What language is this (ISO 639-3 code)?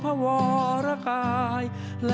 tha